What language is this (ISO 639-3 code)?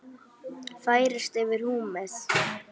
isl